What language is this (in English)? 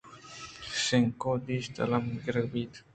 Eastern Balochi